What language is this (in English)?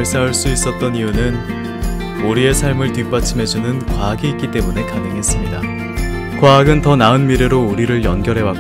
Korean